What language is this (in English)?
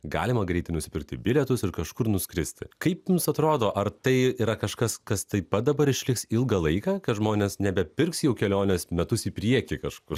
Lithuanian